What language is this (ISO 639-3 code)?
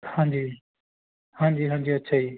pan